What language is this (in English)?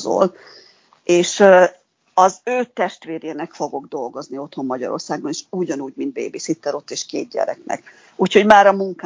Hungarian